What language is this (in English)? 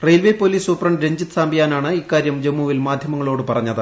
Malayalam